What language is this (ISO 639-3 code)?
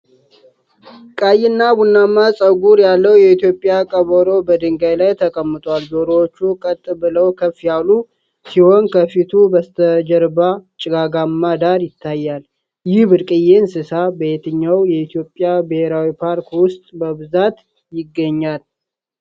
amh